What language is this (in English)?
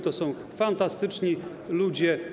Polish